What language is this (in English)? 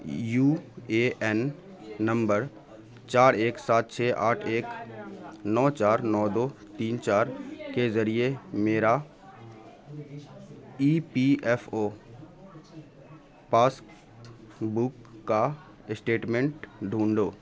Urdu